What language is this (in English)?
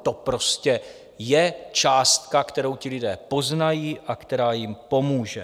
Czech